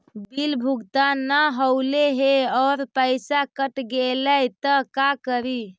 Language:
Magahi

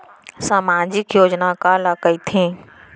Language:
Chhattisgarhi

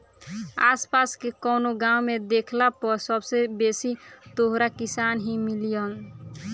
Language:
Bhojpuri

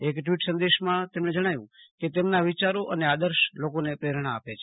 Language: Gujarati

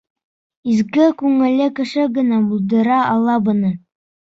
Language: Bashkir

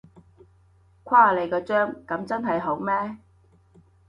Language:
Cantonese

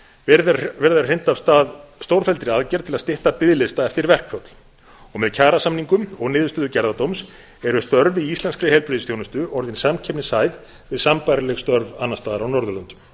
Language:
Icelandic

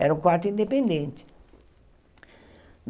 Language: Portuguese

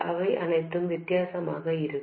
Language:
Tamil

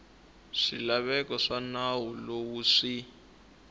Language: Tsonga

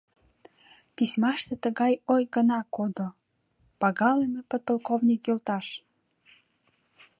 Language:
Mari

